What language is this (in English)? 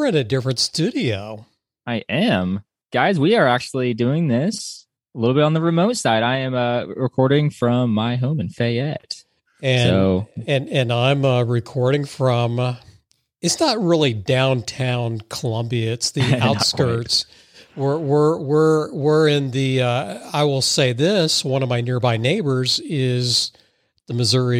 English